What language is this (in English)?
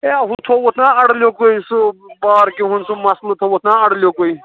Kashmiri